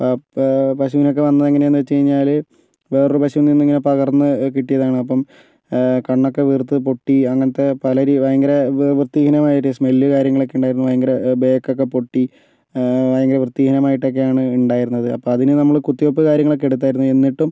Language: Malayalam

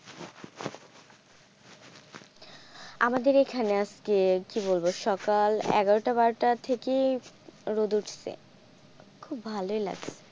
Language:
Bangla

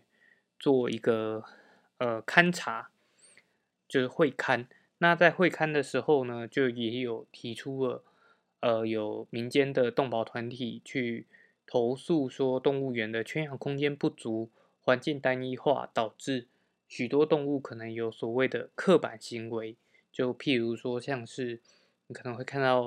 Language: Chinese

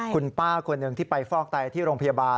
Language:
Thai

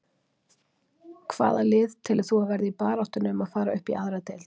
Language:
Icelandic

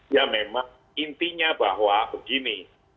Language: Indonesian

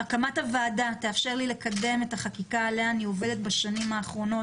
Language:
Hebrew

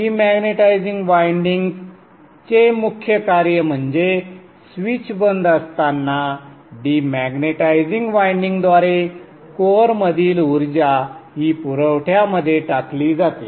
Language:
Marathi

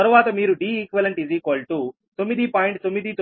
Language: Telugu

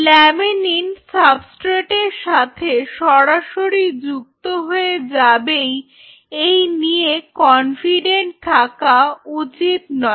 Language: Bangla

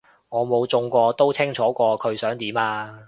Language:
Cantonese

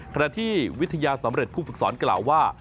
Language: Thai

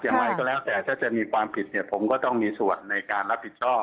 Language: Thai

